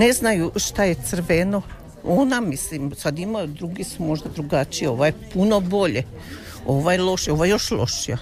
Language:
Croatian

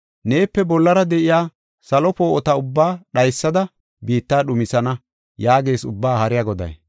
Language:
Gofa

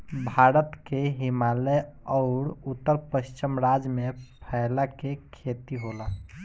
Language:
Bhojpuri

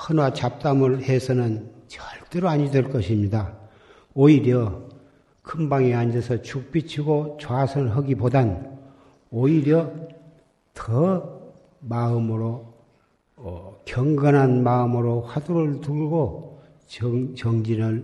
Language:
Korean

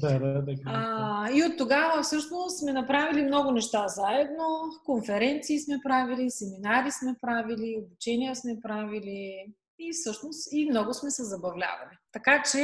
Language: Bulgarian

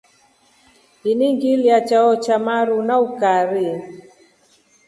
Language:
Rombo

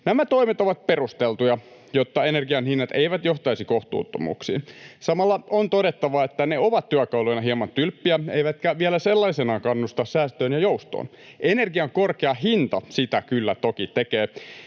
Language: Finnish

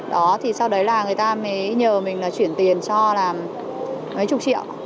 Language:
Vietnamese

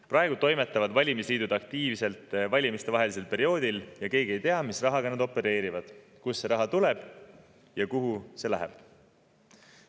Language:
Estonian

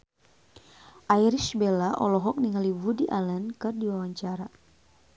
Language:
Sundanese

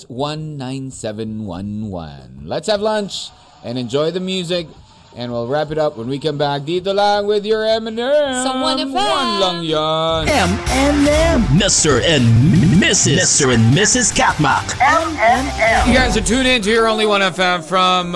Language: Filipino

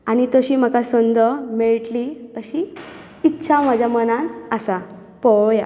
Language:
Konkani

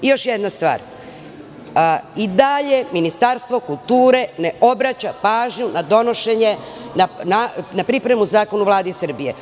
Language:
Serbian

